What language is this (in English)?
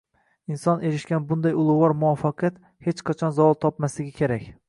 Uzbek